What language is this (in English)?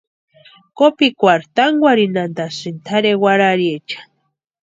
Western Highland Purepecha